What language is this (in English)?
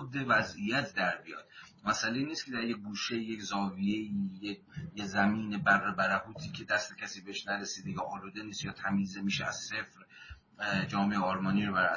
Persian